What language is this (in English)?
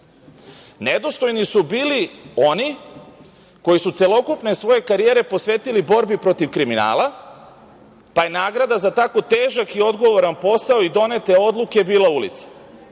Serbian